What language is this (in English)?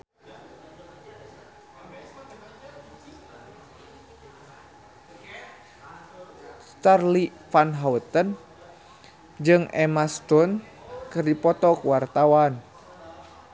Sundanese